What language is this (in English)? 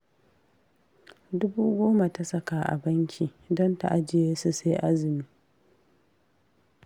Hausa